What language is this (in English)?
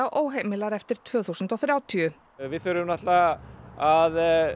Icelandic